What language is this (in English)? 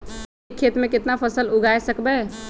Magahi